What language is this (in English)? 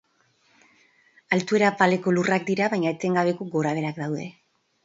Basque